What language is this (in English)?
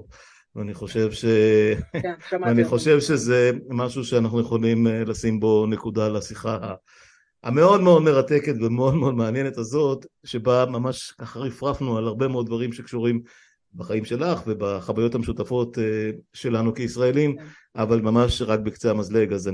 Hebrew